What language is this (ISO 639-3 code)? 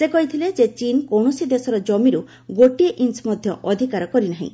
ori